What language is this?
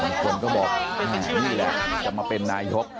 Thai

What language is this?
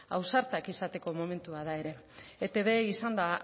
Basque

